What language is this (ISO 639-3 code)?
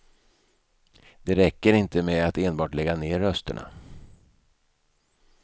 swe